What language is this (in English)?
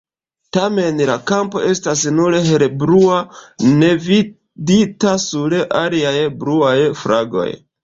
Esperanto